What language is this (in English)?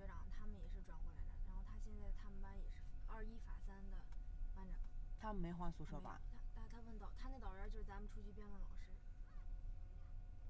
Chinese